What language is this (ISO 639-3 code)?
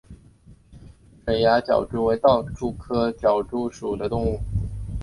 zho